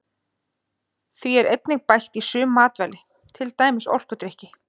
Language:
Icelandic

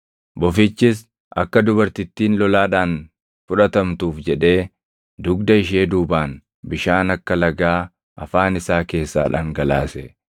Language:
Oromo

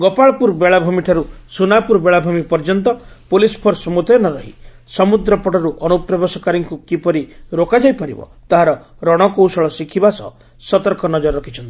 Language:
Odia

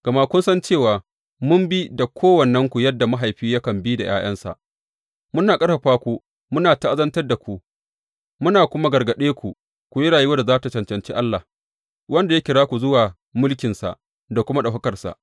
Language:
Hausa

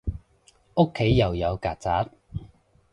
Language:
Cantonese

